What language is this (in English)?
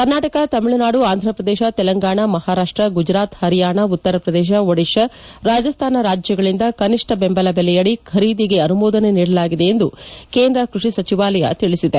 Kannada